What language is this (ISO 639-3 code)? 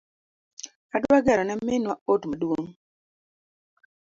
luo